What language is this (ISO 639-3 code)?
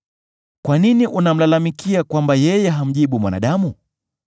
swa